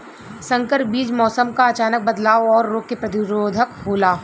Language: Bhojpuri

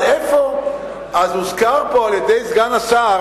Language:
Hebrew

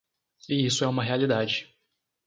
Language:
Portuguese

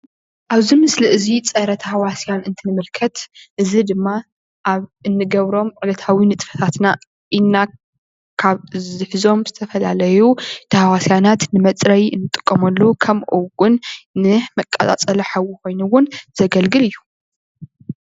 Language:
Tigrinya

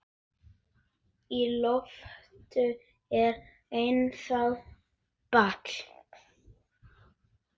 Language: Icelandic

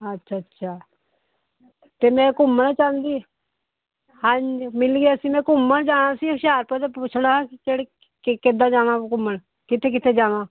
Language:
Punjabi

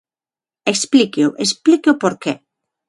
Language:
Galician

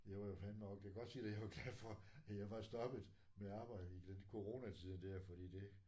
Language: Danish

